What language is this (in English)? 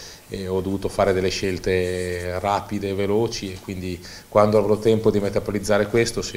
Italian